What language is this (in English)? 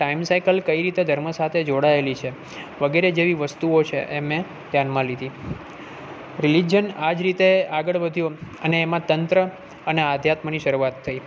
Gujarati